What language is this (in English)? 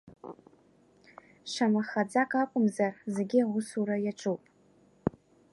Abkhazian